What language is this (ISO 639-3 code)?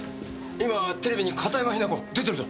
jpn